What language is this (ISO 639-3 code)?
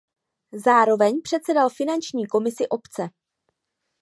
ces